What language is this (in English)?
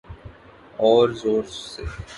Urdu